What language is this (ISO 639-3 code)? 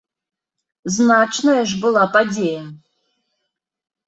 bel